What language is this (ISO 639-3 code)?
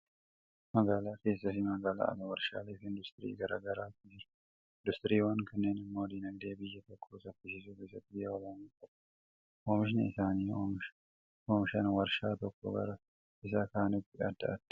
orm